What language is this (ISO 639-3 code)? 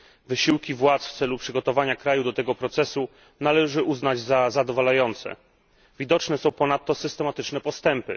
pol